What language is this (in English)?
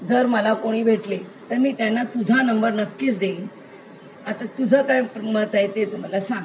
Marathi